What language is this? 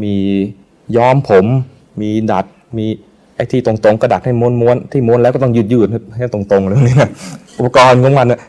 Thai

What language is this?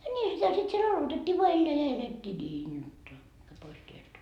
Finnish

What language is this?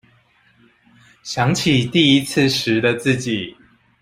Chinese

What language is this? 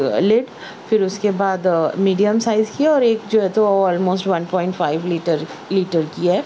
Urdu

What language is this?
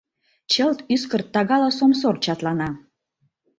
Mari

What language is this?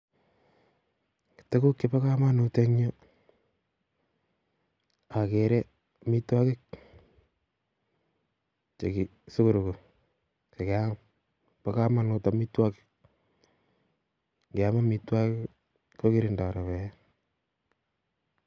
Kalenjin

